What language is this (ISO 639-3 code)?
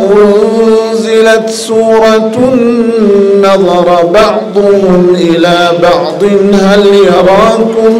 ara